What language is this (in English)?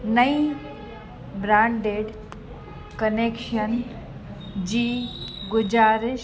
Sindhi